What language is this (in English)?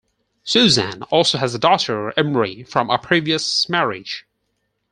English